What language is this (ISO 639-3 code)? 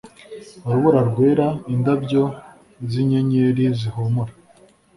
kin